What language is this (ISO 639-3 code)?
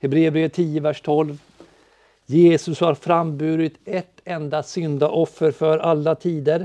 swe